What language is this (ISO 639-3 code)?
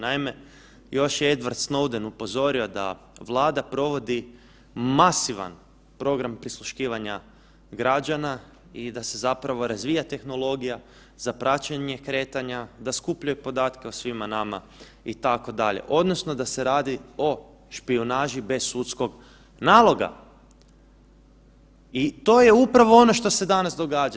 hrv